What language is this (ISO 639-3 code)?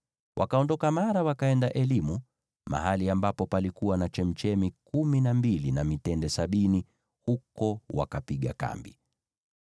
swa